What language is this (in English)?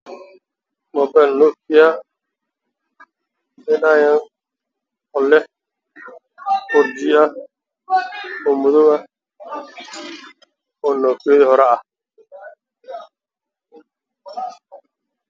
Somali